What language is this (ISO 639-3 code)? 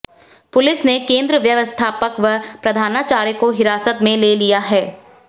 hin